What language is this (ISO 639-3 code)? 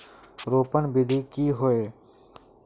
mag